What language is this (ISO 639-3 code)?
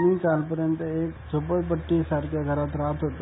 mar